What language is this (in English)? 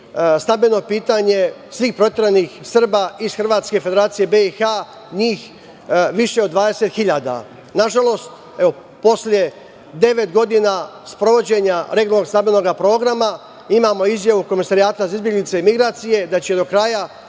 Serbian